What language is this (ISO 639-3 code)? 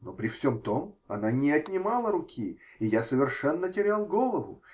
rus